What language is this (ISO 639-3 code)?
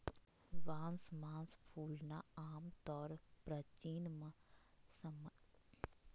mag